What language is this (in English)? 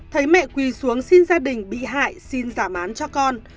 Vietnamese